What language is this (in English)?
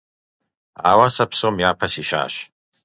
Kabardian